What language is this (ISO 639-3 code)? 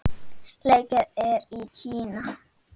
isl